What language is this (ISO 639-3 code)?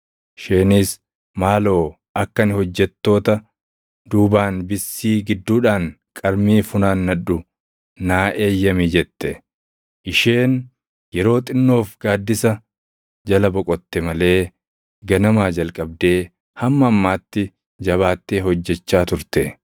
orm